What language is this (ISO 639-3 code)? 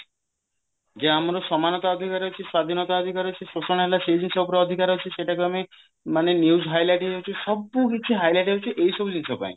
ori